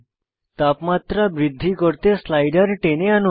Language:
Bangla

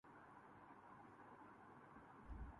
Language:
Urdu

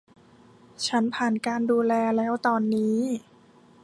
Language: Thai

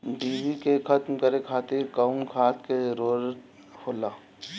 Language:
Bhojpuri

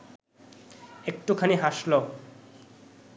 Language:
Bangla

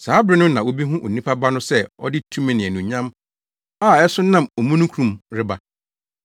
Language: Akan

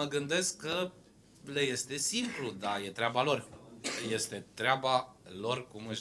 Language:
Romanian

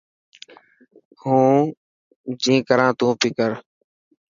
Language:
Dhatki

